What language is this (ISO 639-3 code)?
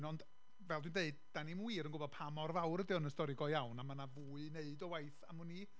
cym